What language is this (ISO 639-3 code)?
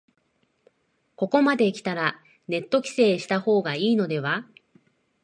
jpn